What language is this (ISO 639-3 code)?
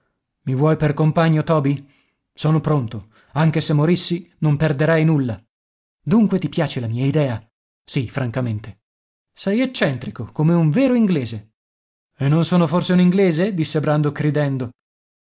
ita